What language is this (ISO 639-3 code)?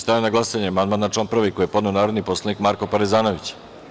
srp